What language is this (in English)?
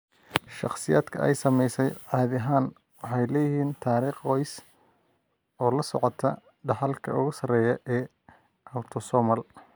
Somali